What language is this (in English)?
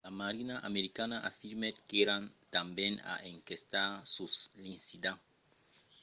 Occitan